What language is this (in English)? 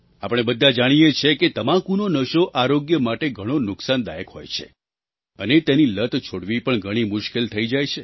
Gujarati